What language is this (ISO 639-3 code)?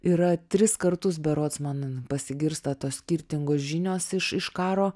lit